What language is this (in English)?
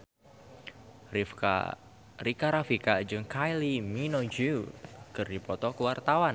Sundanese